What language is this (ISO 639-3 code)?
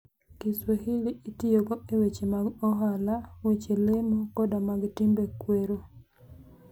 luo